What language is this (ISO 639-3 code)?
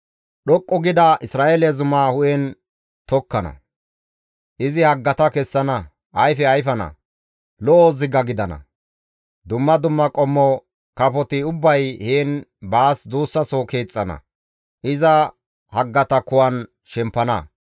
gmv